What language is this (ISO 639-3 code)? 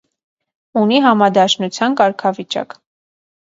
hye